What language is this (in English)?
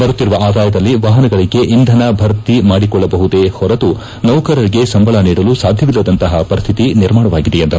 Kannada